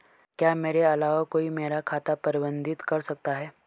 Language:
Hindi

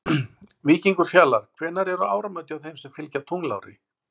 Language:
Icelandic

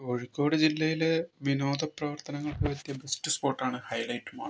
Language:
Malayalam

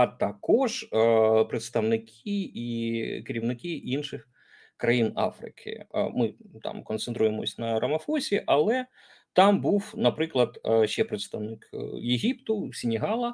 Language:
Ukrainian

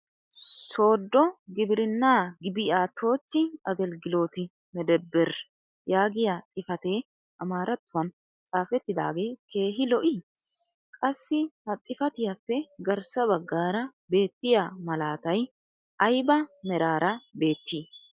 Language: Wolaytta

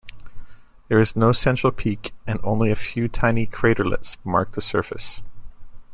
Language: English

